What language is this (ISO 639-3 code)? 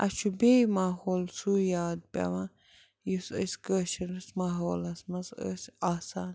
kas